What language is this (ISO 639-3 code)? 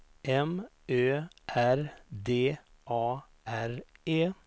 swe